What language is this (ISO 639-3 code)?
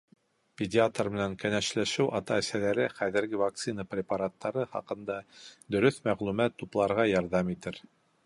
bak